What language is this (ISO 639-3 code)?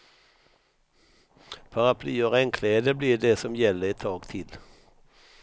swe